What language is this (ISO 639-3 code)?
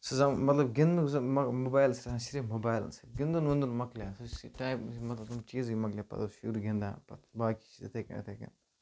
kas